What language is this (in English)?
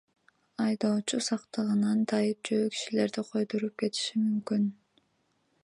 Kyrgyz